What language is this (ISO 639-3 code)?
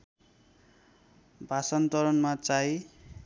nep